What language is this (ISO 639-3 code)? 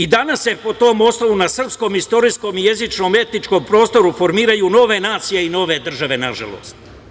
srp